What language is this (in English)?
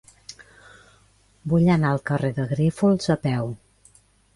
Catalan